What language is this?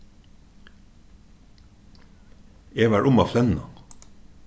Faroese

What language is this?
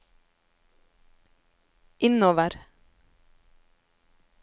Norwegian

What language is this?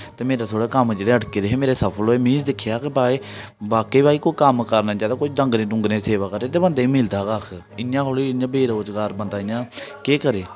Dogri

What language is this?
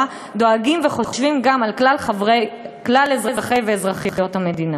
Hebrew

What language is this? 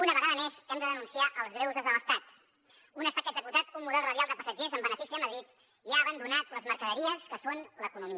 Catalan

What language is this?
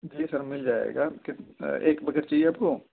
Urdu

